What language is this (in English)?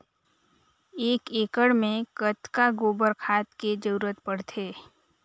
Chhattisgarhi